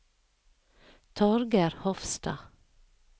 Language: Norwegian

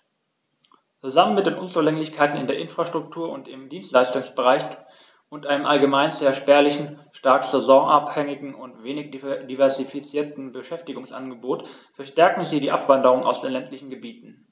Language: German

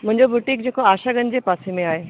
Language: Sindhi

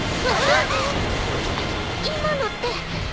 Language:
Japanese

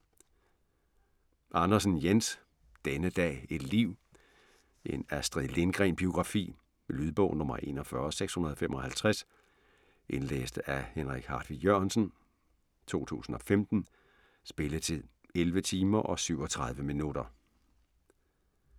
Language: Danish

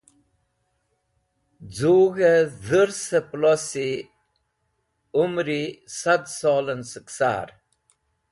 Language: Wakhi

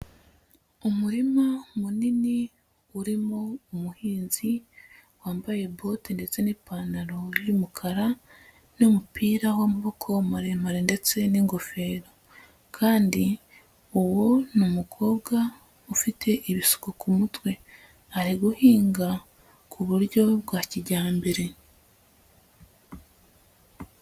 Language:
Kinyarwanda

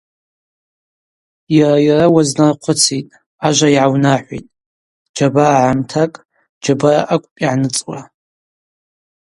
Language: Abaza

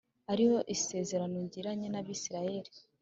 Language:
Kinyarwanda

